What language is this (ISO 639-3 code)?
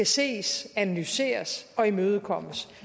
dan